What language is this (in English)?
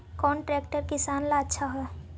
Magahi